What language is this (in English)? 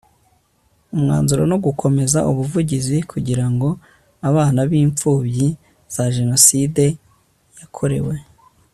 Kinyarwanda